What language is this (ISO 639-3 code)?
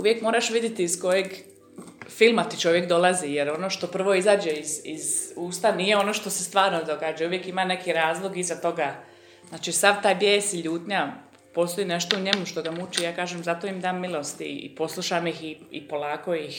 hrv